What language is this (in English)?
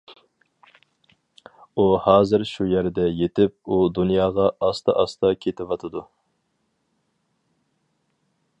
Uyghur